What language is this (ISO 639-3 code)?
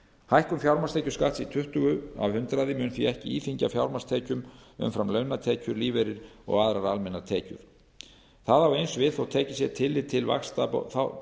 isl